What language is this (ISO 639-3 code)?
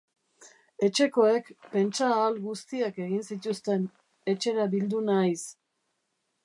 eus